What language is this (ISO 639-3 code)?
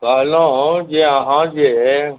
mai